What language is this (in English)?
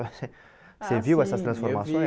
Portuguese